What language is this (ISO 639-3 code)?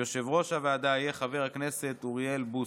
heb